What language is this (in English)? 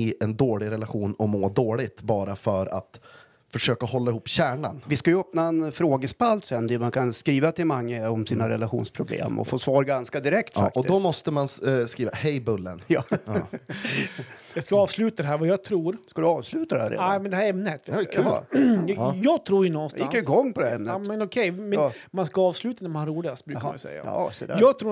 Swedish